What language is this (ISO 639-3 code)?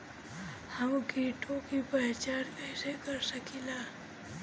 bho